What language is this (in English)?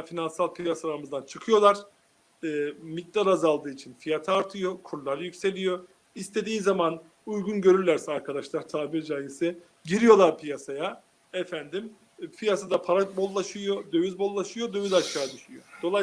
Turkish